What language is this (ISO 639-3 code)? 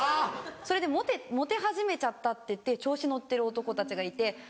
jpn